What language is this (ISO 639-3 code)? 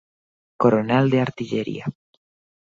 glg